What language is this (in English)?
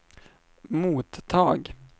Swedish